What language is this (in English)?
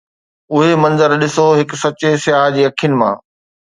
Sindhi